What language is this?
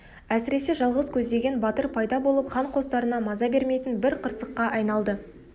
Kazakh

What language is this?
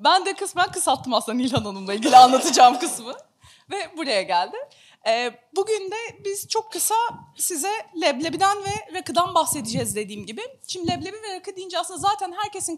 Turkish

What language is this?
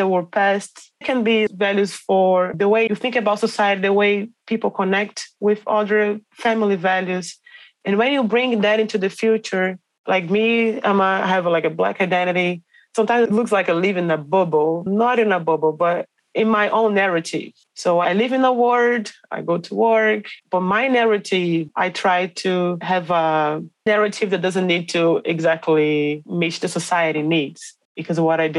English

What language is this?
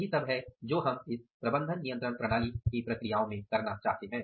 Hindi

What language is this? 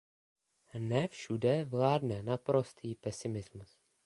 Czech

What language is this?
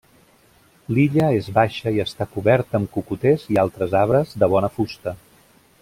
Catalan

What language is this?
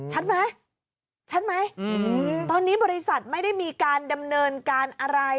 Thai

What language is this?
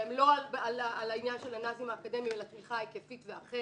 Hebrew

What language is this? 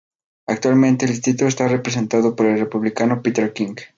Spanish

